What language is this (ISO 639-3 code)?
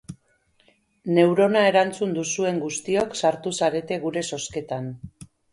eus